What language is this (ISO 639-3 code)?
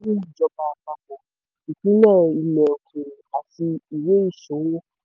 yor